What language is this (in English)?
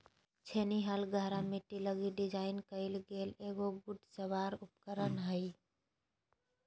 Magahi